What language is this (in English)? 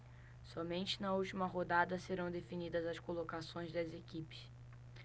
Portuguese